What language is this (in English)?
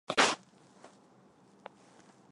Chinese